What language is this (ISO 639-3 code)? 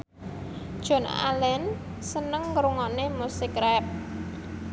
jav